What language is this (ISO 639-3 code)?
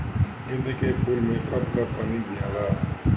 bho